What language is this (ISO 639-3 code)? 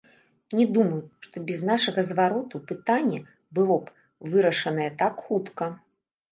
bel